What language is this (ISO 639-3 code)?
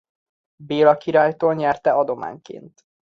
hun